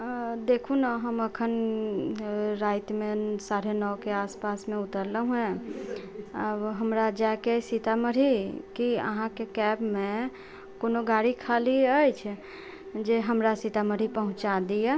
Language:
Maithili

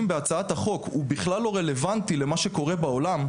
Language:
Hebrew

